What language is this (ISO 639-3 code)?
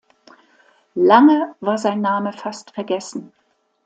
deu